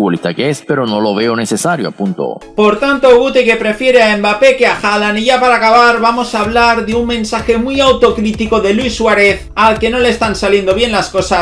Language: Spanish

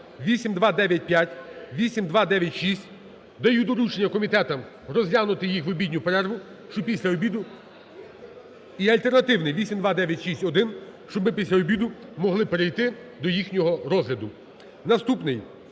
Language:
Ukrainian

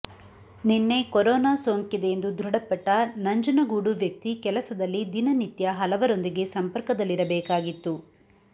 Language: Kannada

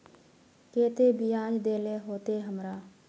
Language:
Magahi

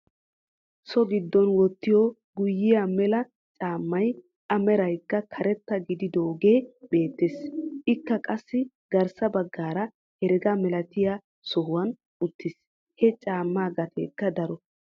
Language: Wolaytta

